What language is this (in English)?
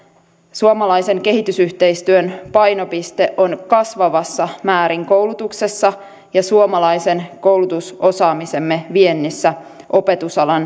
Finnish